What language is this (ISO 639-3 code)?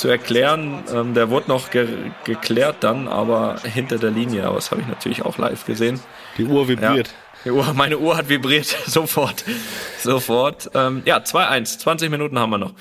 deu